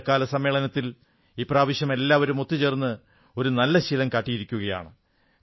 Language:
Malayalam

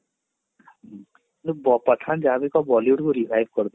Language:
Odia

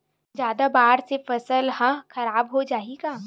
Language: Chhattisgarhi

